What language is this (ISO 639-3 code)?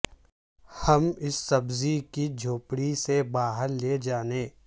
urd